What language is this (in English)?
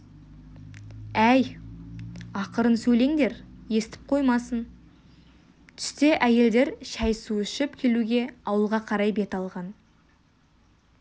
Kazakh